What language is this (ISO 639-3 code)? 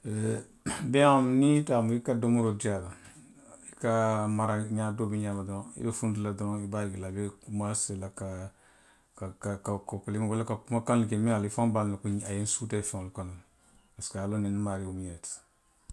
mlq